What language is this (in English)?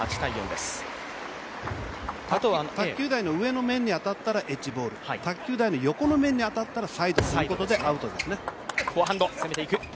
Japanese